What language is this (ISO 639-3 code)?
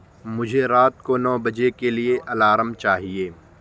urd